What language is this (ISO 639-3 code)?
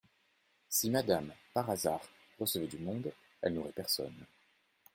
fra